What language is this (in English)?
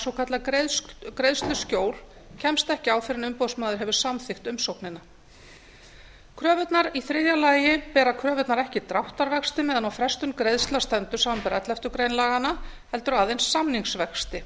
Icelandic